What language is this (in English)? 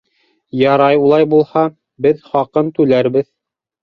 Bashkir